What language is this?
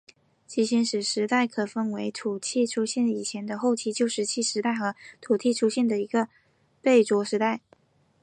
Chinese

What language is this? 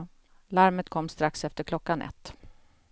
Swedish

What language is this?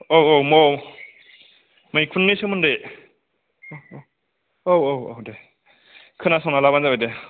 Bodo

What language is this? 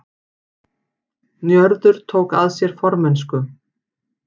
Icelandic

